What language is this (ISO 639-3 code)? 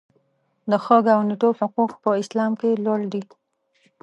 pus